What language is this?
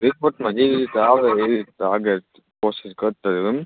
Gujarati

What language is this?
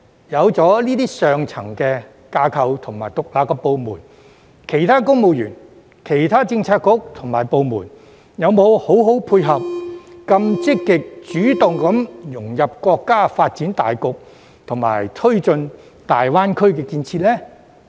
Cantonese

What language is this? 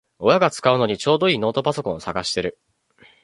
Japanese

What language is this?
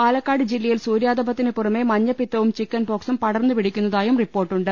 Malayalam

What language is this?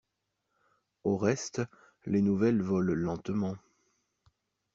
French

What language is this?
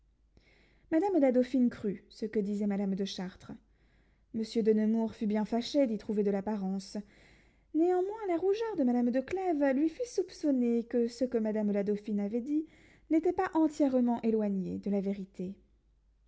French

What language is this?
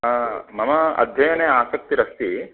Sanskrit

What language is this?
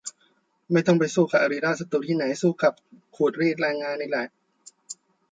Thai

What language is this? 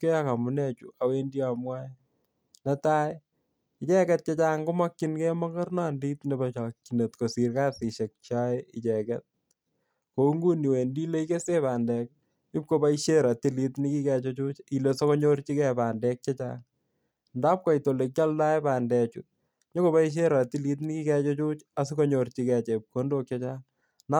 Kalenjin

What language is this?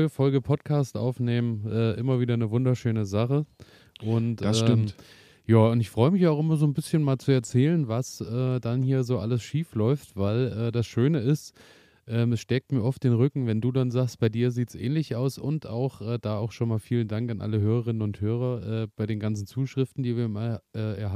German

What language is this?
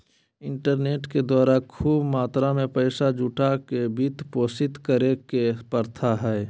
Magahi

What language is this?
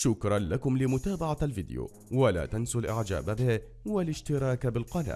Arabic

